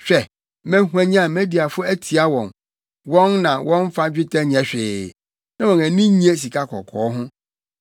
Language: Akan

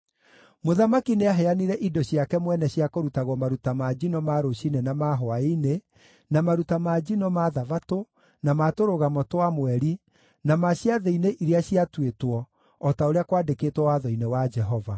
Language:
Kikuyu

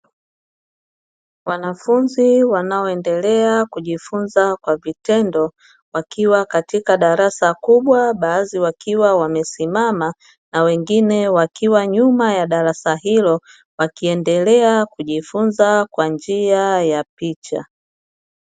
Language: Swahili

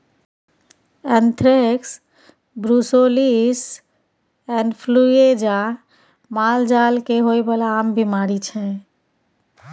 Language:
Maithili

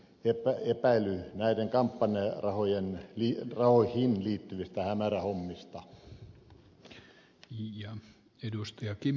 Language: Finnish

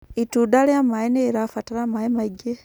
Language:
Kikuyu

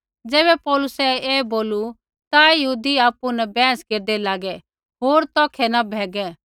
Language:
Kullu Pahari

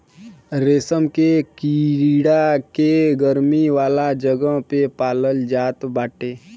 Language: Bhojpuri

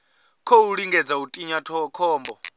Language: Venda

